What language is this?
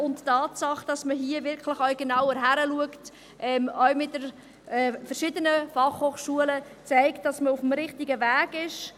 Swiss German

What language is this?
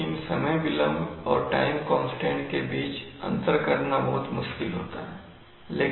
Hindi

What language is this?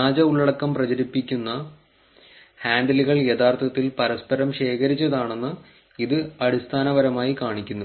Malayalam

